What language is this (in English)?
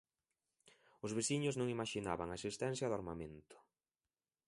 Galician